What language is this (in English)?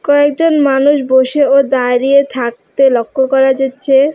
Bangla